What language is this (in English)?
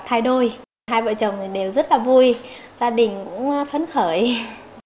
Vietnamese